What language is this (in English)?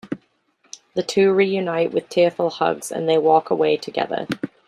English